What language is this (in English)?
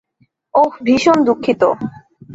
Bangla